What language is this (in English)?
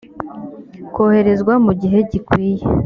Kinyarwanda